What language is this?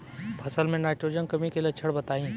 Bhojpuri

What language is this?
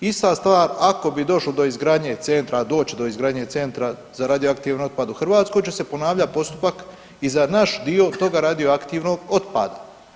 Croatian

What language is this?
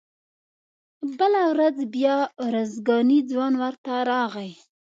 Pashto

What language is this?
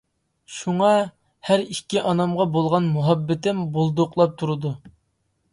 Uyghur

